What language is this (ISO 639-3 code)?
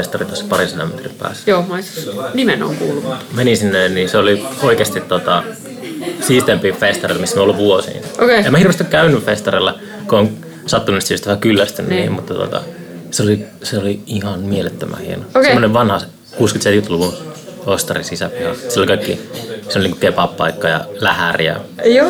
fin